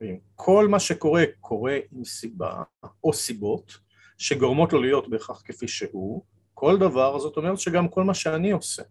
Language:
Hebrew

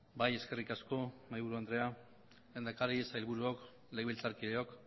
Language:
Basque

